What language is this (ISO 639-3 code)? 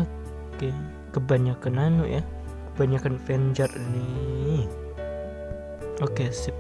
ind